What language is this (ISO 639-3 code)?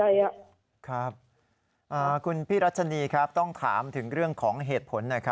tha